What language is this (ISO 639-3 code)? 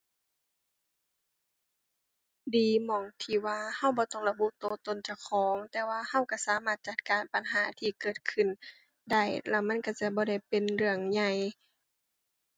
tha